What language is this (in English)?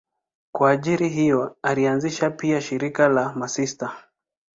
Swahili